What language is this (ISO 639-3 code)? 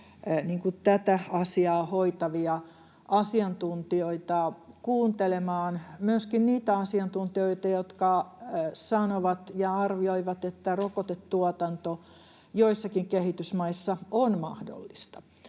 fin